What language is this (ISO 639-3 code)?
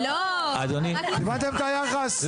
heb